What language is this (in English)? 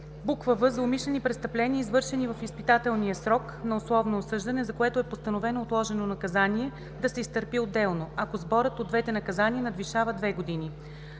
Bulgarian